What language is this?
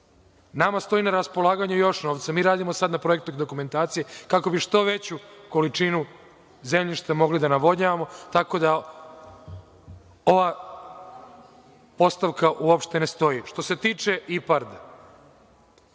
Serbian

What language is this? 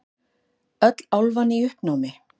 Icelandic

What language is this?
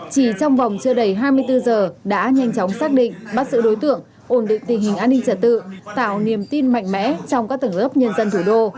Vietnamese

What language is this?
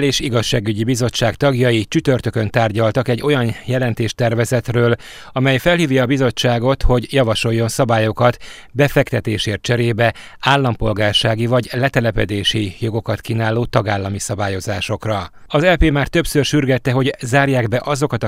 Hungarian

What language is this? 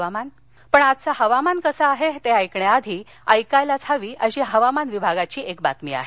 Marathi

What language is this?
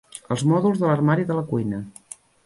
Catalan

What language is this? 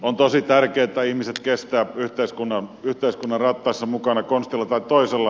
Finnish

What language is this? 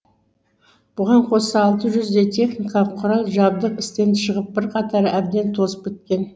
Kazakh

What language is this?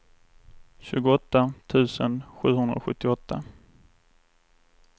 Swedish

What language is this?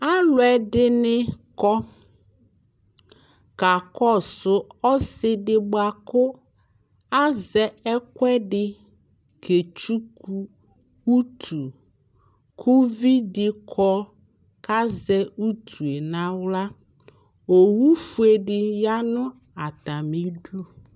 Ikposo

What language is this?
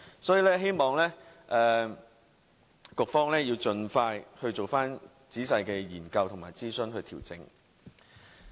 Cantonese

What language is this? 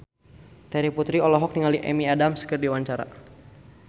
Sundanese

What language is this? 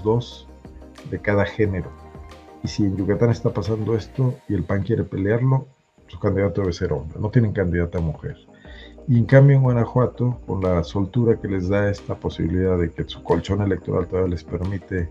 Spanish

